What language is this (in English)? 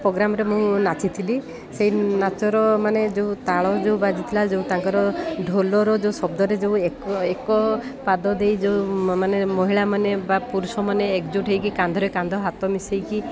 Odia